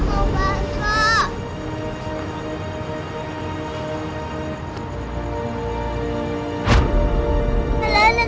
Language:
Indonesian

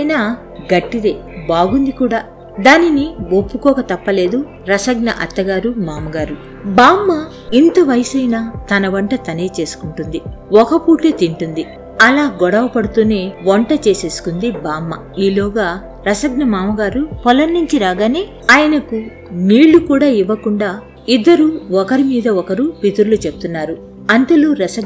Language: Telugu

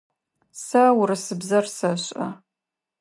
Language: Adyghe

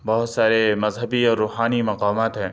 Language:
Urdu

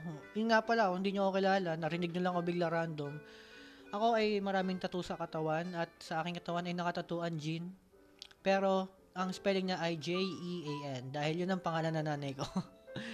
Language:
Filipino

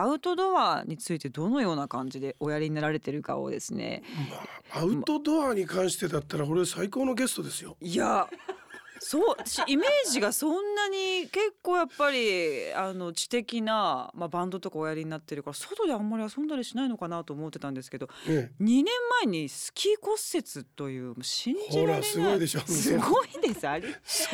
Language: Japanese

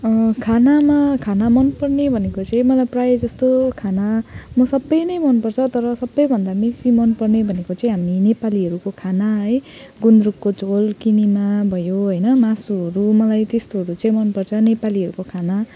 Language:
Nepali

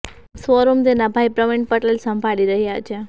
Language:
Gujarati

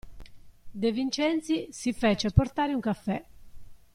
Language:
Italian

